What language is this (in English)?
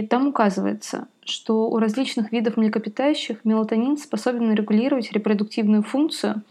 Russian